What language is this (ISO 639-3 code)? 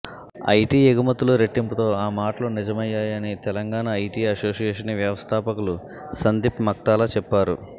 tel